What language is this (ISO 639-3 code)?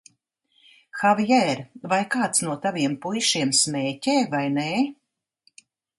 lav